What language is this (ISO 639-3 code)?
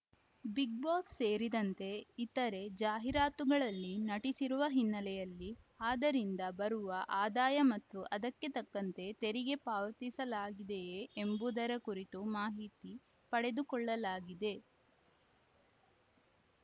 kan